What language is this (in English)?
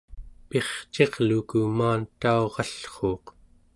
Central Yupik